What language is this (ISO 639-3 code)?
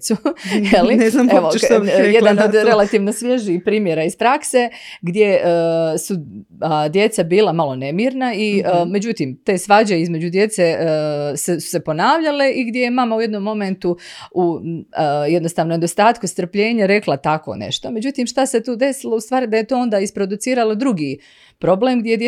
hrv